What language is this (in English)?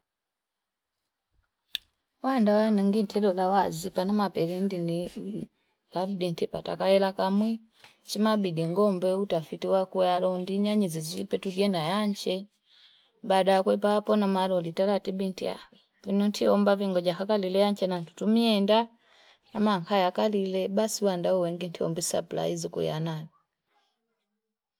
Fipa